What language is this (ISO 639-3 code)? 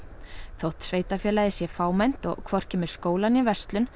isl